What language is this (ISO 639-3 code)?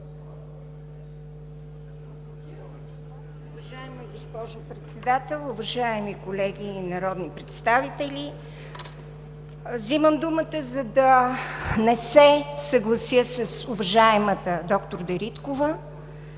bul